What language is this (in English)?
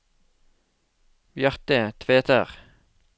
Norwegian